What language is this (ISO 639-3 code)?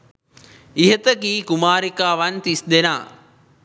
sin